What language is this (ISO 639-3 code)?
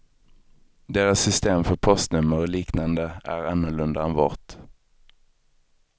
swe